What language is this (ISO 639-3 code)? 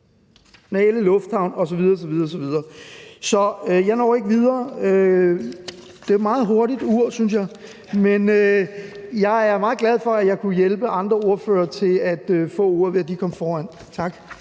dan